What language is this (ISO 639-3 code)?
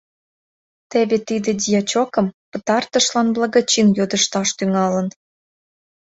chm